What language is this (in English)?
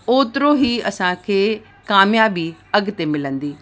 Sindhi